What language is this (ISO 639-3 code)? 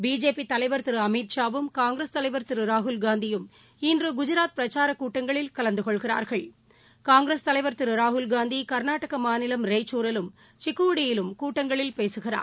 tam